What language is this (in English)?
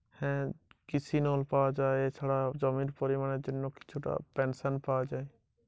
Bangla